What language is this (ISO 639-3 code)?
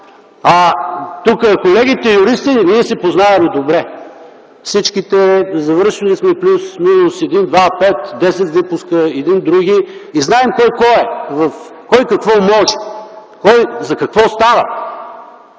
bul